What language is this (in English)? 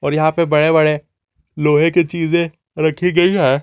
Hindi